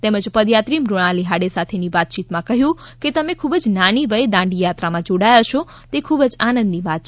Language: Gujarati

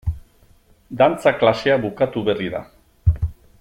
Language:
Basque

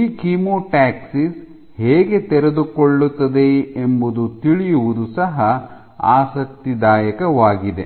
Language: Kannada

